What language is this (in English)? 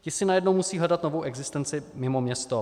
Czech